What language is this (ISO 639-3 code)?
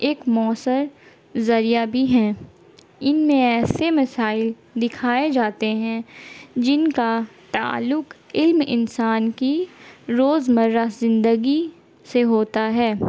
urd